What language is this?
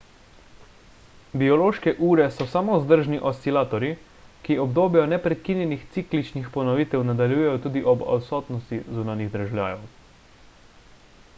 Slovenian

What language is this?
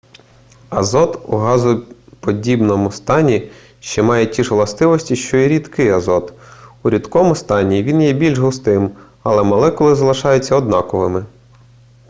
Ukrainian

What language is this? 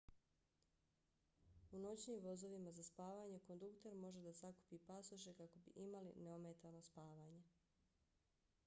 Bosnian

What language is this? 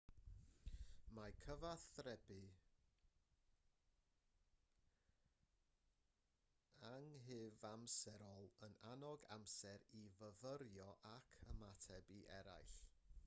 Welsh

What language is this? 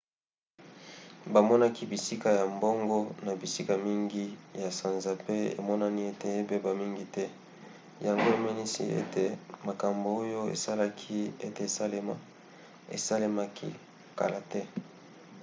Lingala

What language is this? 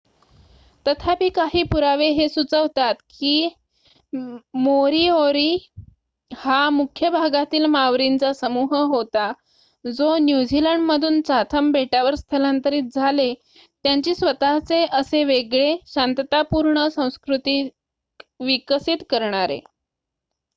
Marathi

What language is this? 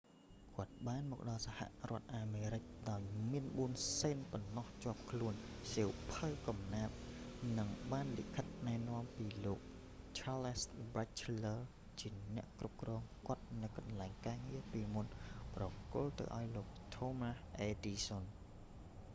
Khmer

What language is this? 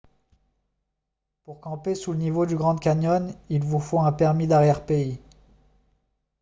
French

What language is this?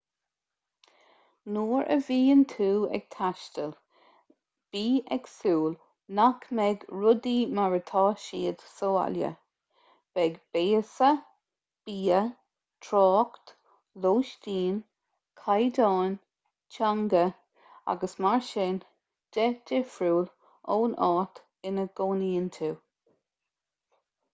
Irish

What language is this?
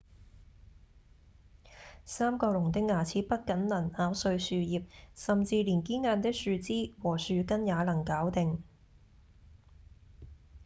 Cantonese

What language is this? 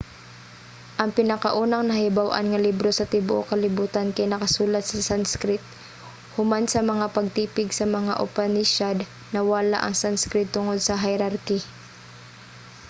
Cebuano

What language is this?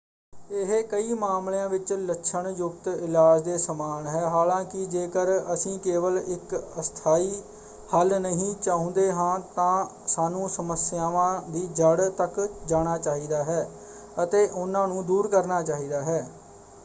Punjabi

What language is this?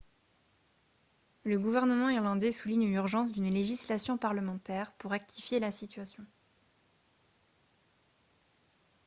French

